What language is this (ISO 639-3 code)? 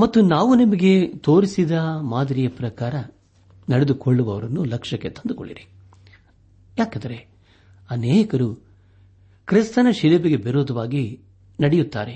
kan